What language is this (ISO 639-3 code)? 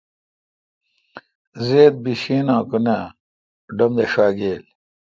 xka